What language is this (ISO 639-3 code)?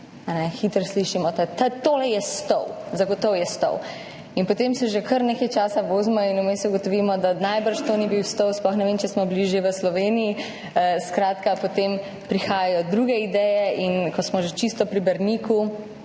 slv